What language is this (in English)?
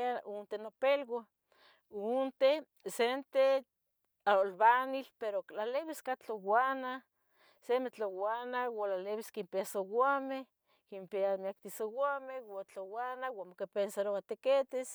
Tetelcingo Nahuatl